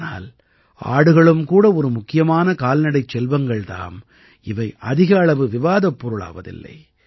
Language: Tamil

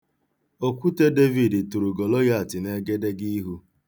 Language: Igbo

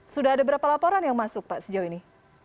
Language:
Indonesian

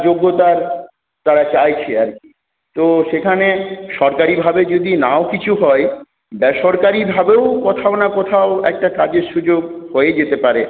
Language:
Bangla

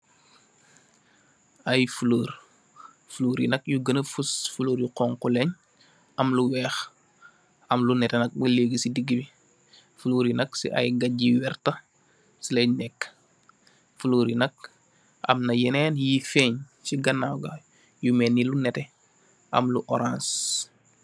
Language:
Wolof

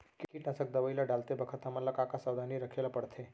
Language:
Chhattisgarhi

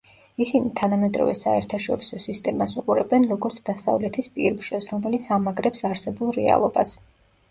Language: Georgian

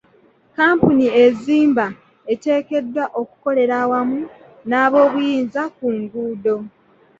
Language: Ganda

